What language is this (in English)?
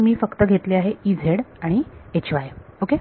Marathi